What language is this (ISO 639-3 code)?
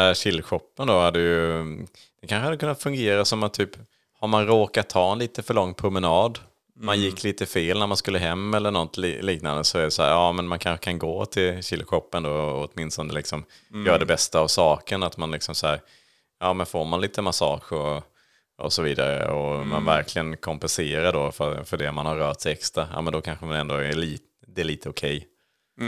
swe